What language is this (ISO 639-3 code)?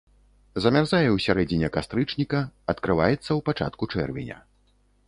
bel